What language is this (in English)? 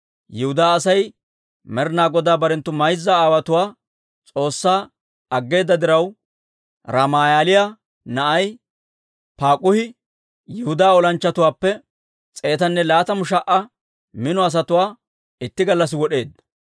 Dawro